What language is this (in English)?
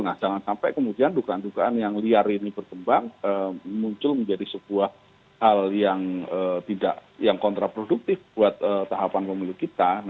Indonesian